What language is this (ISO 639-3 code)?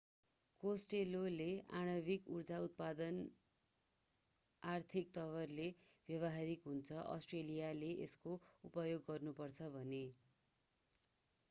nep